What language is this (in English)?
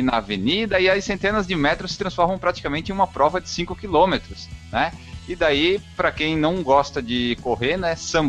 Portuguese